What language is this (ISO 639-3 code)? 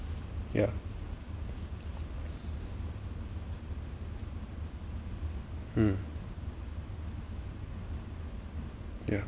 eng